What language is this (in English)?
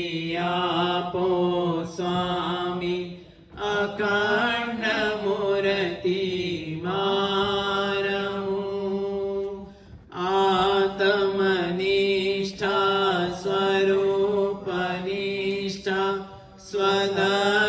Gujarati